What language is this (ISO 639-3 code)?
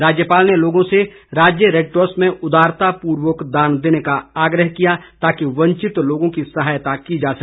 hin